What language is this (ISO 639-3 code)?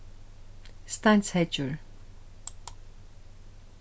fao